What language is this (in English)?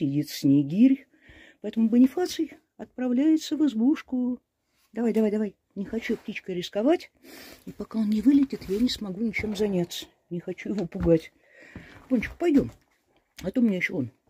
Russian